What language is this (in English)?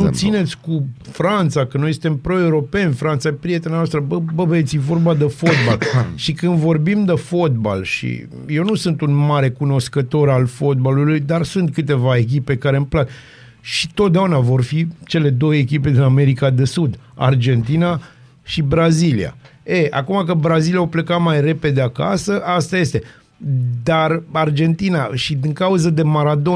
Romanian